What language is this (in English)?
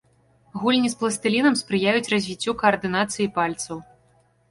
Belarusian